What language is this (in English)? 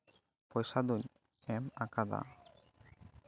Santali